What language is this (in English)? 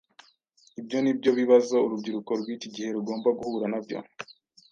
Kinyarwanda